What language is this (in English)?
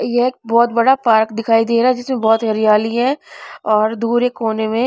Hindi